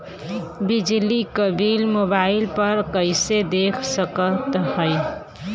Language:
Bhojpuri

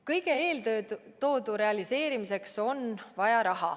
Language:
Estonian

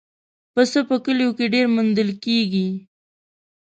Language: Pashto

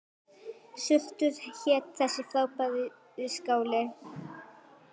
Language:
Icelandic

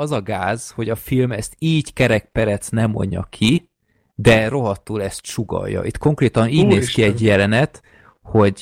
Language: Hungarian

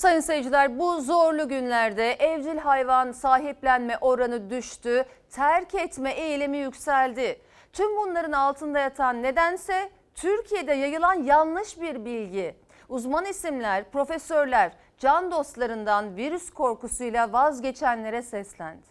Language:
Turkish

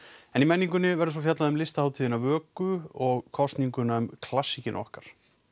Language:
Icelandic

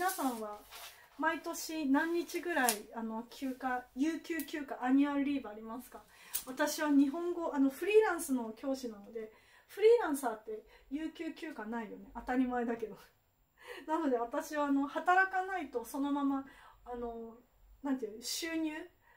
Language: Japanese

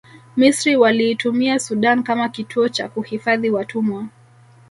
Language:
Swahili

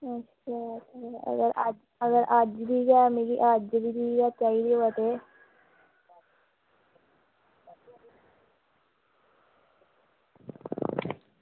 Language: Dogri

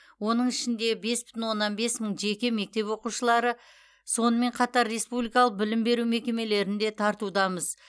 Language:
Kazakh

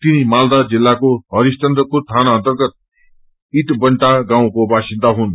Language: Nepali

